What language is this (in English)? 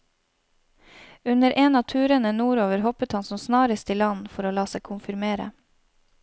Norwegian